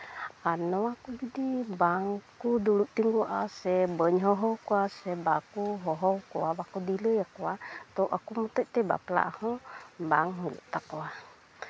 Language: Santali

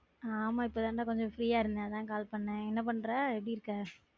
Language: Tamil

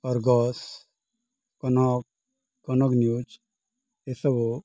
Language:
Odia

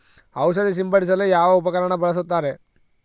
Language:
Kannada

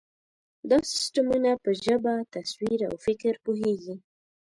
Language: Pashto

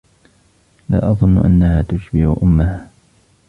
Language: Arabic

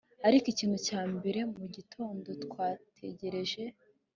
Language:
Kinyarwanda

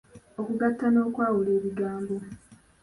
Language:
Ganda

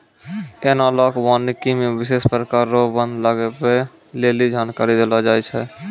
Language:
Maithili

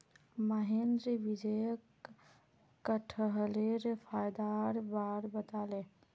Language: Magahi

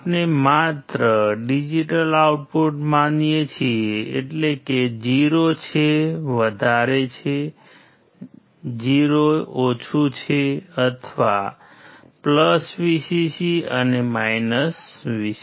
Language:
Gujarati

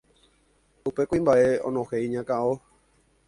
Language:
Guarani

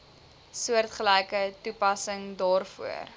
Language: Afrikaans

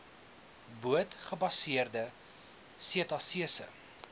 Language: Afrikaans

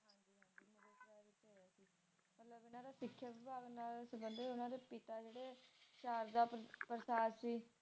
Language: Punjabi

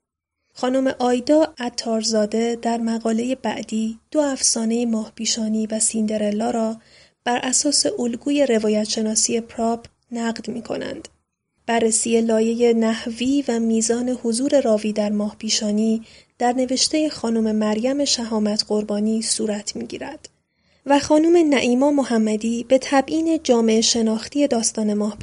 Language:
Persian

